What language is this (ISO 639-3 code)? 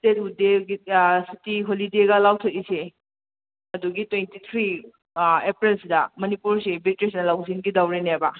mni